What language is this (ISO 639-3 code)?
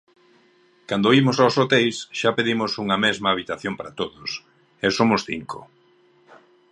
glg